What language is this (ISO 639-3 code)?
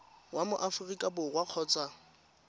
tsn